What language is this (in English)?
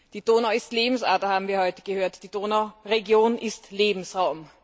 German